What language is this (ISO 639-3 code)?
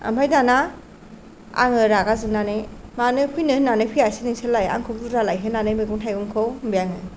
brx